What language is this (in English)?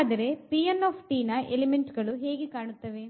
Kannada